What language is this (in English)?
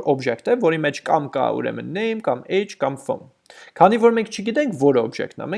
Dutch